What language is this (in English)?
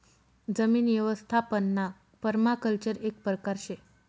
Marathi